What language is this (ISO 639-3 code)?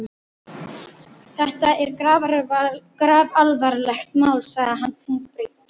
isl